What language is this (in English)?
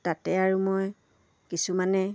Assamese